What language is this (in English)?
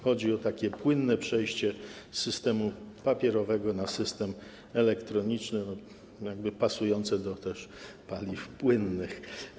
Polish